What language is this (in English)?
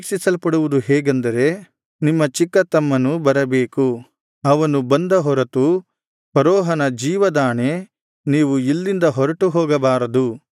Kannada